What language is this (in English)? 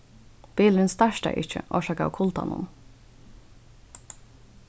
Faroese